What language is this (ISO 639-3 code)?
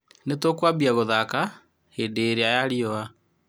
kik